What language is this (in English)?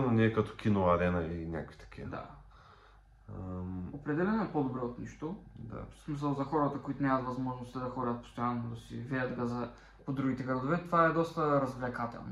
Bulgarian